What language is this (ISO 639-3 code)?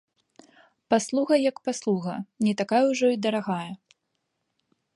bel